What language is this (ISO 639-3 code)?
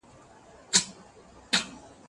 pus